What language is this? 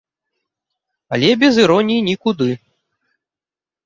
Belarusian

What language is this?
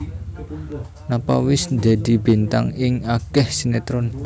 Javanese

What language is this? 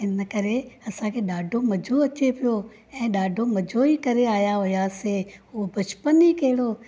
Sindhi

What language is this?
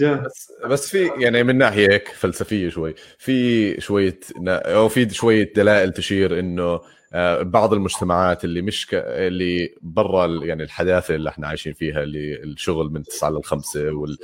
Arabic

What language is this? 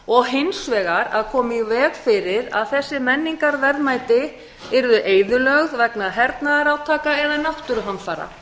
Icelandic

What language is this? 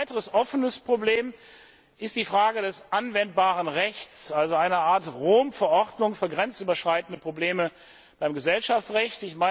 German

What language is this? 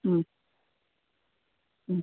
Tamil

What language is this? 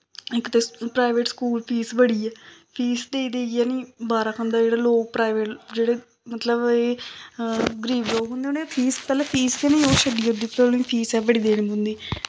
Dogri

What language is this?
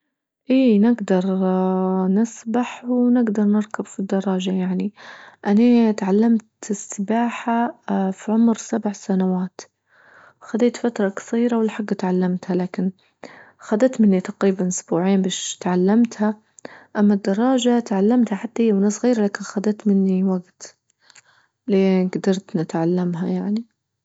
Libyan Arabic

